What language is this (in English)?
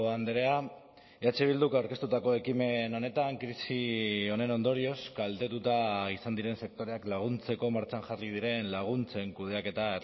Basque